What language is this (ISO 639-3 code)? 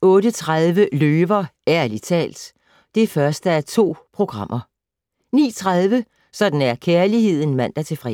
dan